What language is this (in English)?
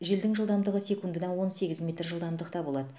Kazakh